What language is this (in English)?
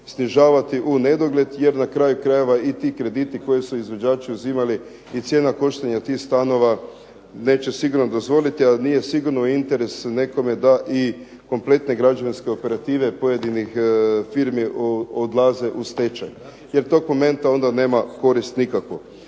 Croatian